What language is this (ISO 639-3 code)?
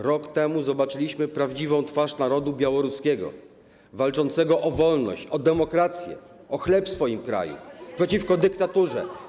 pol